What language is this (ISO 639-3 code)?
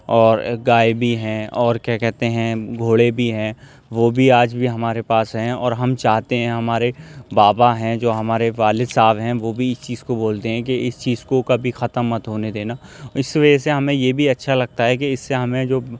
urd